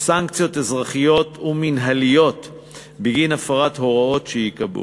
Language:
Hebrew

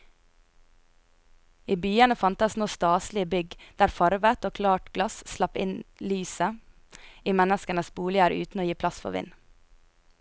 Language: Norwegian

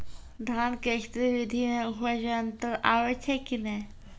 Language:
Maithili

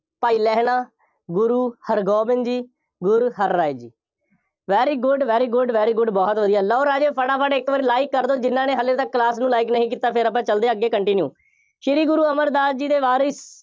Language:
Punjabi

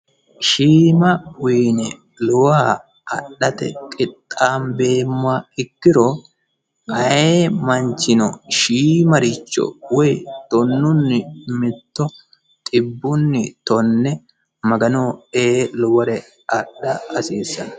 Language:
Sidamo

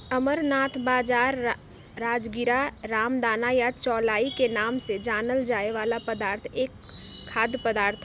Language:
Magahi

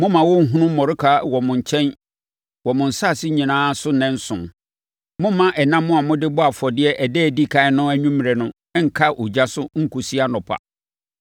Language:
Akan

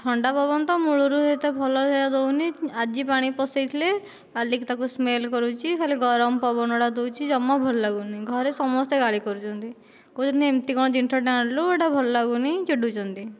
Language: Odia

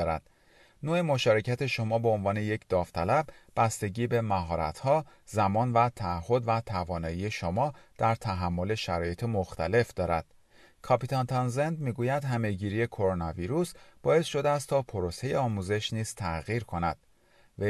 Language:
Persian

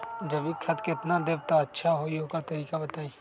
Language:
Magahi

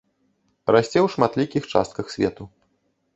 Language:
Belarusian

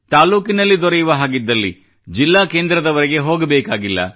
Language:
Kannada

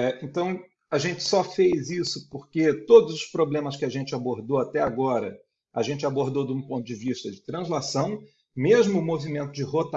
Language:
Portuguese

